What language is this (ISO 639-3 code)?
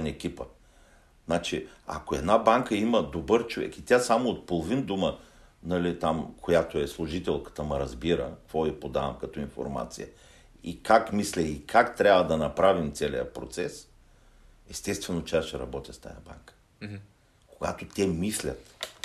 bul